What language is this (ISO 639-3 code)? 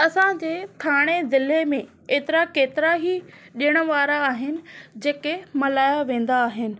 snd